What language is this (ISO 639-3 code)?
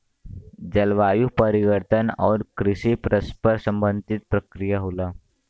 bho